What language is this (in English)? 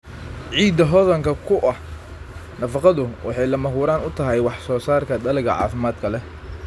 Somali